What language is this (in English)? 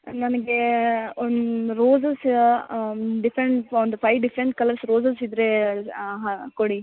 Kannada